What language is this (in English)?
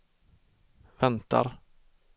Swedish